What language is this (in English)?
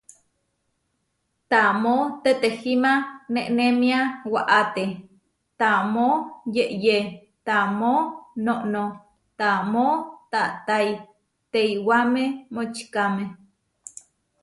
Huarijio